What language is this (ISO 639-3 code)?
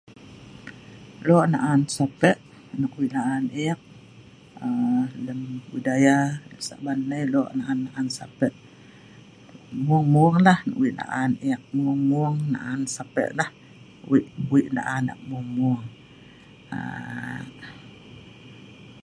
snv